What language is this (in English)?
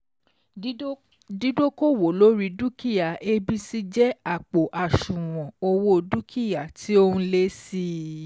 Yoruba